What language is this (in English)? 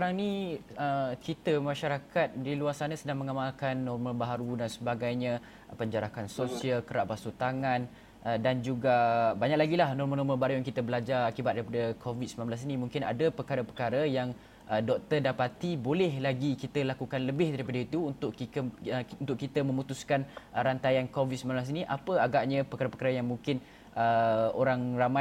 Malay